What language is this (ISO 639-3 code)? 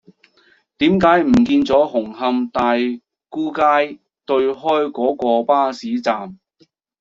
yue